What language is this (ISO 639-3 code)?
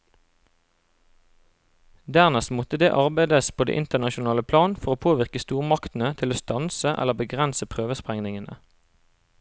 nor